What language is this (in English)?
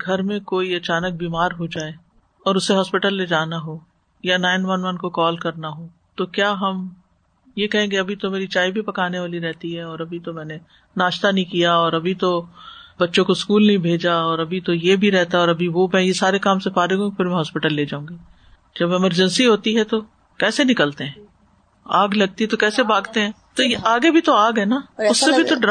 Urdu